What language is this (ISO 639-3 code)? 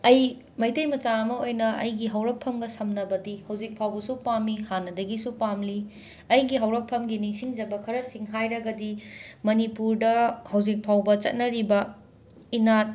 mni